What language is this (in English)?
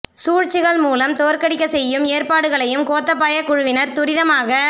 Tamil